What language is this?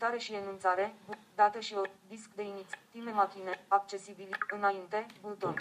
Romanian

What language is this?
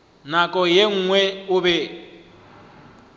Northern Sotho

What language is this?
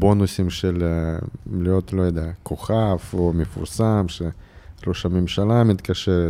Hebrew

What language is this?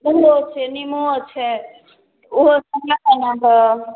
Maithili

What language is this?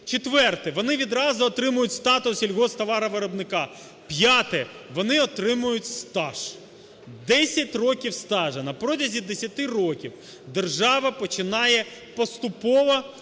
Ukrainian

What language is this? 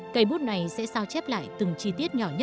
Vietnamese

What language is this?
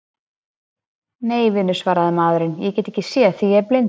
Icelandic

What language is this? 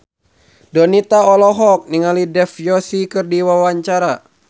Sundanese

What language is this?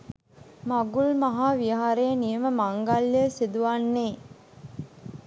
Sinhala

